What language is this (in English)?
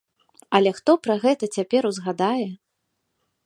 Belarusian